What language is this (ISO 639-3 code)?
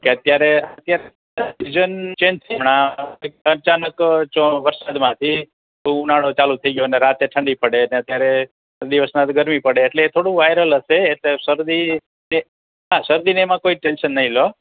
guj